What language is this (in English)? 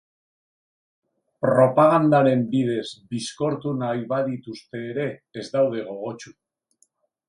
Basque